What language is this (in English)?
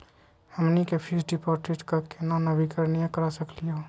Magahi